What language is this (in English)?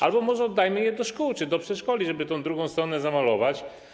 Polish